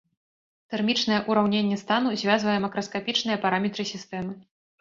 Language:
Belarusian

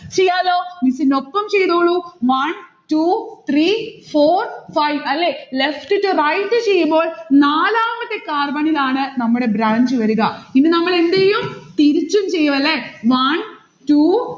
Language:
Malayalam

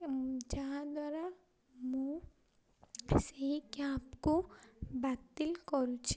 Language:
Odia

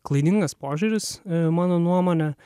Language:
Lithuanian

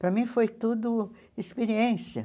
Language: Portuguese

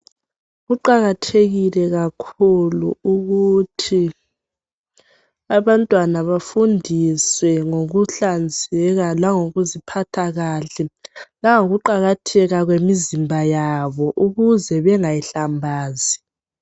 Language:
North Ndebele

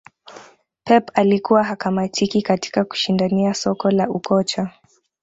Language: Swahili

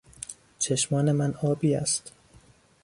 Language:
Persian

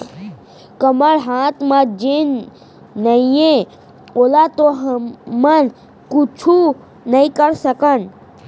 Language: Chhattisgarhi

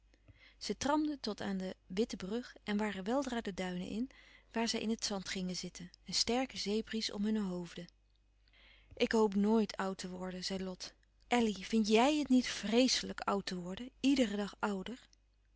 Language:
Dutch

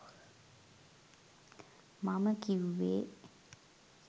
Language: Sinhala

